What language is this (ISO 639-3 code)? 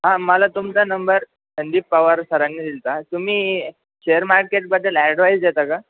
mar